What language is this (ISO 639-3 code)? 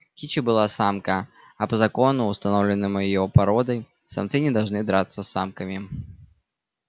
rus